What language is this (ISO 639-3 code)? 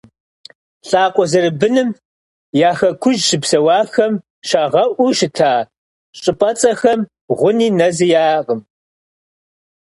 kbd